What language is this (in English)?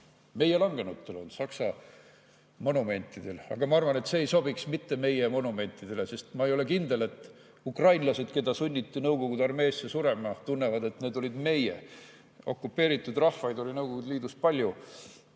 Estonian